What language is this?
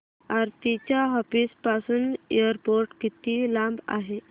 Marathi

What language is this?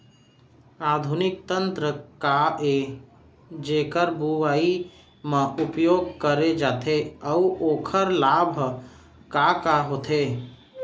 Chhattisgarhi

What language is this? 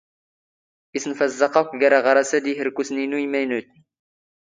Standard Moroccan Tamazight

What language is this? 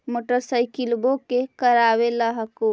Magahi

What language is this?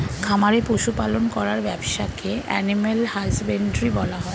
Bangla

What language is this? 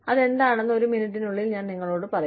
Malayalam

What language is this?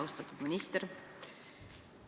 Estonian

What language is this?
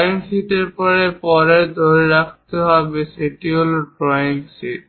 Bangla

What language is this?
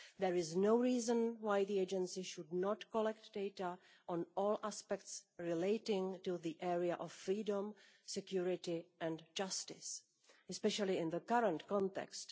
English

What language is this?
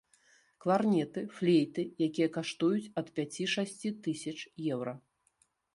Belarusian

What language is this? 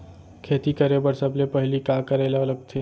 Chhattisgarhi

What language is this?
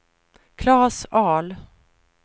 Swedish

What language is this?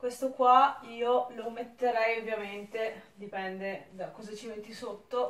Italian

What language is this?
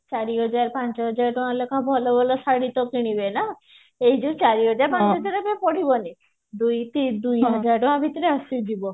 Odia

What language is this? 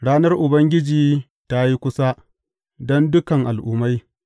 Hausa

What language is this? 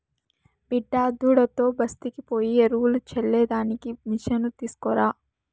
Telugu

